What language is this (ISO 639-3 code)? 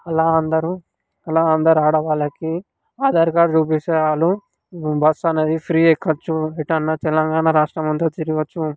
tel